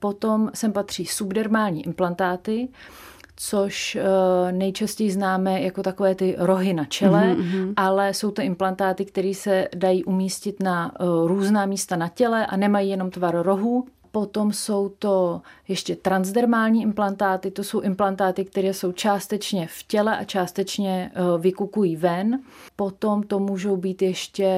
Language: Czech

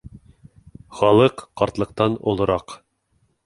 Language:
Bashkir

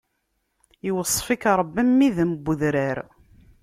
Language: Kabyle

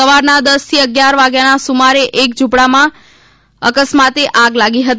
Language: Gujarati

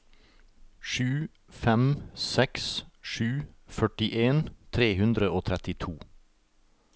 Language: Norwegian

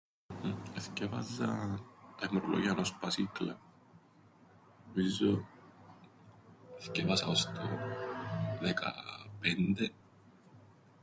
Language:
Greek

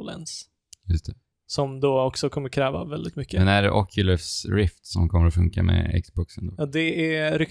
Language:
Swedish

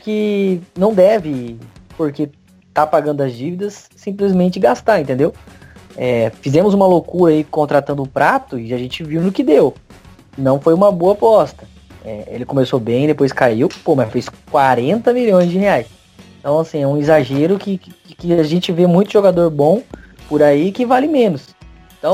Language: Portuguese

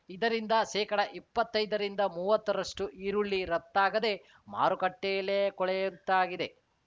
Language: Kannada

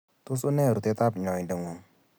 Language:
Kalenjin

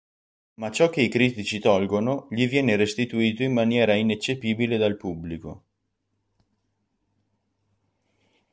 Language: Italian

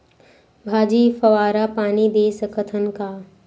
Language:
Chhattisgarhi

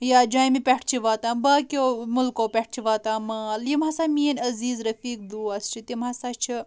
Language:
Kashmiri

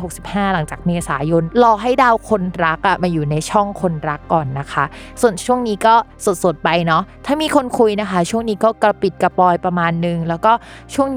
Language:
Thai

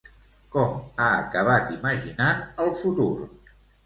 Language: Catalan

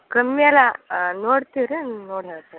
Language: Kannada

